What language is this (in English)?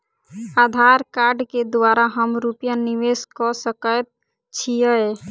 Maithili